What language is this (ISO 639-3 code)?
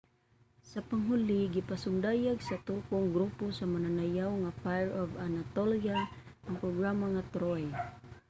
ceb